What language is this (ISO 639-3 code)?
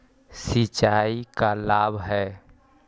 mag